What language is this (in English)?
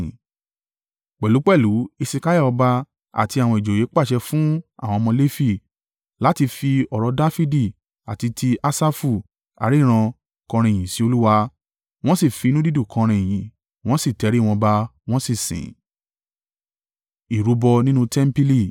Yoruba